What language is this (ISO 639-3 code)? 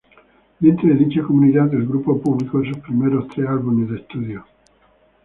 spa